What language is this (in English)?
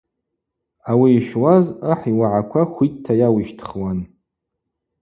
Abaza